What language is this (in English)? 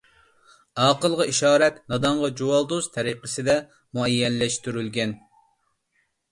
Uyghur